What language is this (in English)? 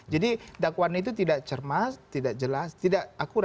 Indonesian